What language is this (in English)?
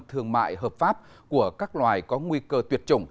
Vietnamese